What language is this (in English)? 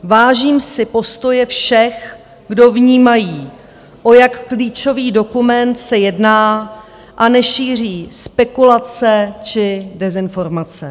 Czech